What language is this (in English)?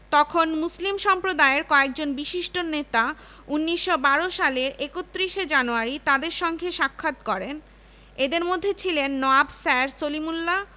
Bangla